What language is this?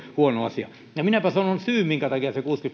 Finnish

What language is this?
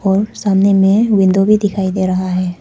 Hindi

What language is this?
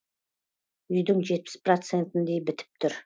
Kazakh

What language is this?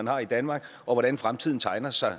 Danish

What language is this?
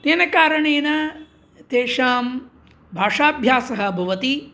Sanskrit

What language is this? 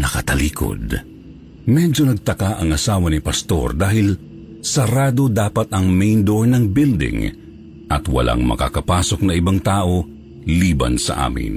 Filipino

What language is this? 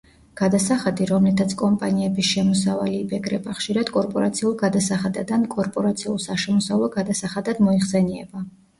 Georgian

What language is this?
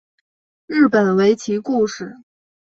Chinese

